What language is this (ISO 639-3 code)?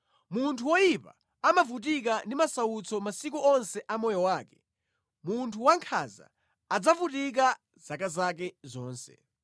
nya